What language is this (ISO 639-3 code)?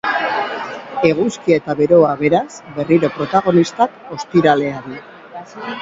eus